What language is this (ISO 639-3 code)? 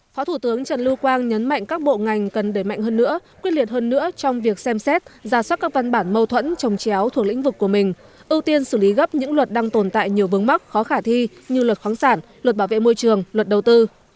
vie